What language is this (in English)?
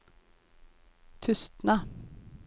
Norwegian